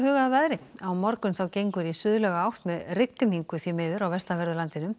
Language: Icelandic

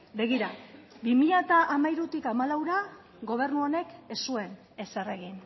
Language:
Basque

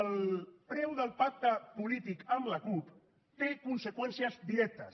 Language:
Catalan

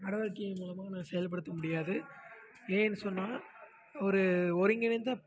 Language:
Tamil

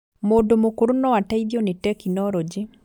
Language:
Kikuyu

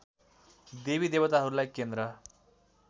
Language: Nepali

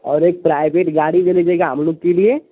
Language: Hindi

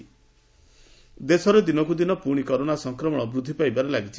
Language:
Odia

